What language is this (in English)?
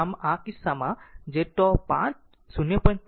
Gujarati